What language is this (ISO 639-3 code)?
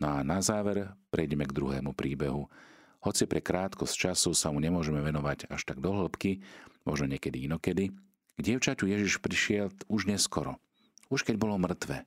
slk